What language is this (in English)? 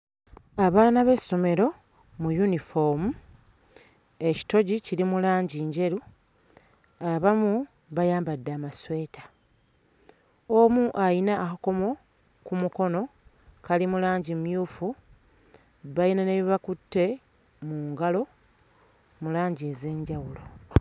Ganda